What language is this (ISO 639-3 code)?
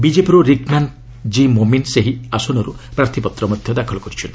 ori